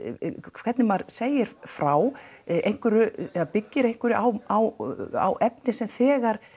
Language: Icelandic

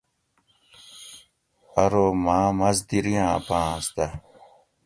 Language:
Gawri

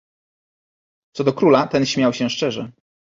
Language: Polish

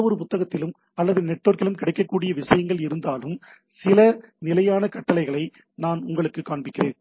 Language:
Tamil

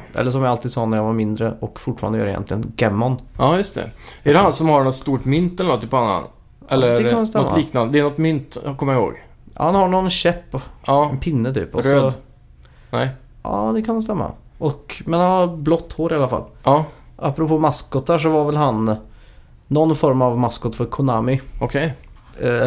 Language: Swedish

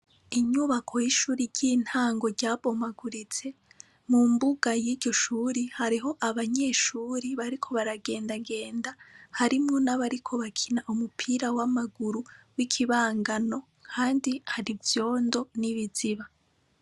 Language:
Rundi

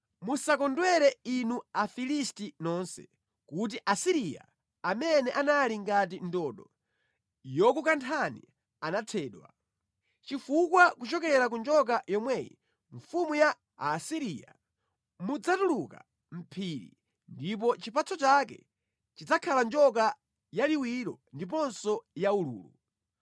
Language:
Nyanja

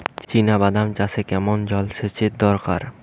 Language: Bangla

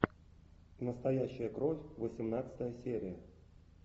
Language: Russian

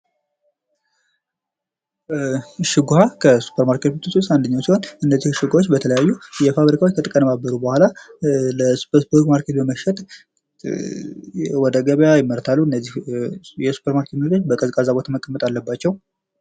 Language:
Amharic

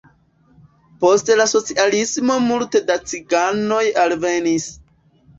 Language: Esperanto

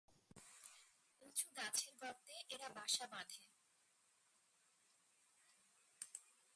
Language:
Bangla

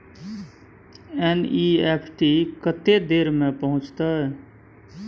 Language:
Maithili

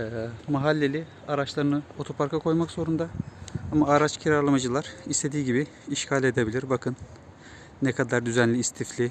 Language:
Turkish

